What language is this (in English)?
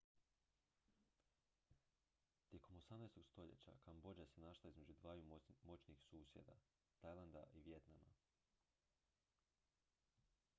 Croatian